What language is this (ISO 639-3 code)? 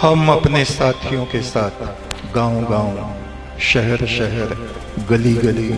hin